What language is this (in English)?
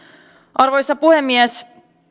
Finnish